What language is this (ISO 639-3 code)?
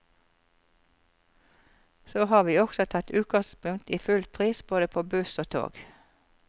nor